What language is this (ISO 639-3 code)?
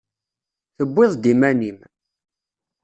kab